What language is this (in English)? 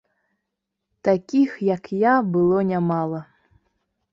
Belarusian